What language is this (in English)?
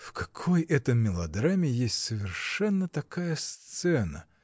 Russian